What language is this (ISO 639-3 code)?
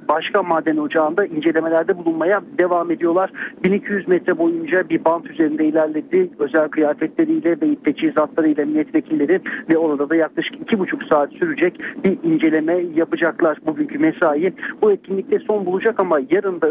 tur